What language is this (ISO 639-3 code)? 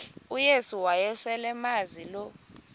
xho